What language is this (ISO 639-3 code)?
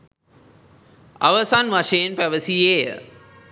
sin